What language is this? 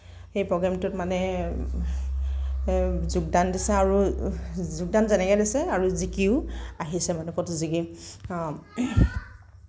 Assamese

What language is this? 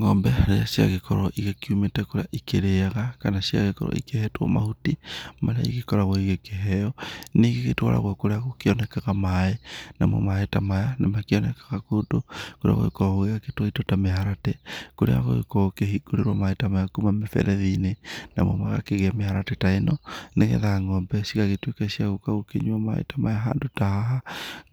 Kikuyu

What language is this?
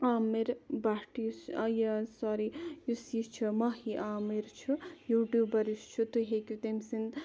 Kashmiri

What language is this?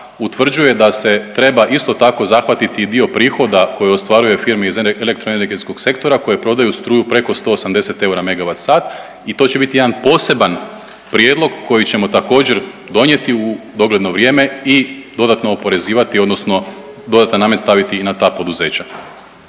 Croatian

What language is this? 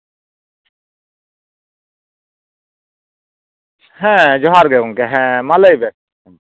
Santali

